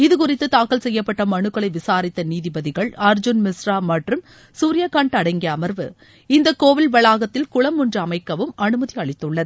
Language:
Tamil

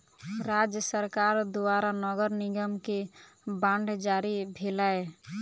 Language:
Maithili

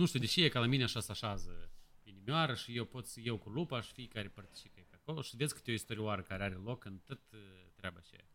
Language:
Romanian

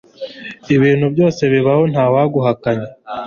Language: Kinyarwanda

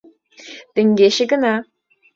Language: Mari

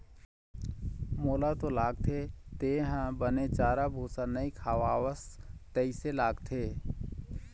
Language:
Chhattisgarhi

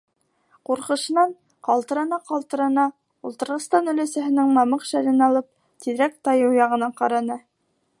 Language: Bashkir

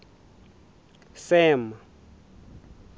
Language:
Southern Sotho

